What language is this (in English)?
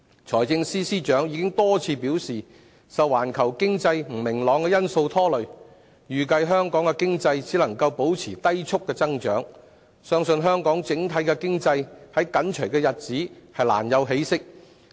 Cantonese